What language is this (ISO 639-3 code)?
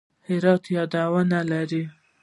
pus